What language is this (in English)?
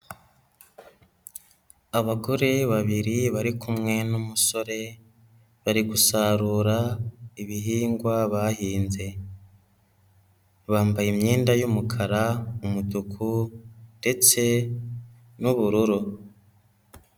Kinyarwanda